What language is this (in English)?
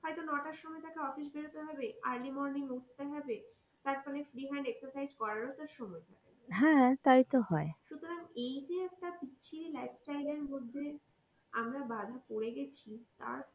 Bangla